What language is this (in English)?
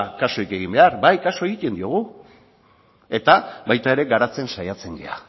Basque